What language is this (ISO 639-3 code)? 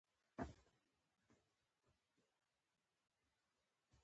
pus